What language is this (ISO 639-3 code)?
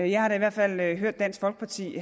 dan